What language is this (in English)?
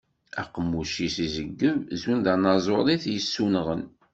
Kabyle